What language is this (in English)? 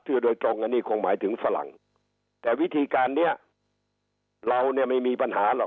Thai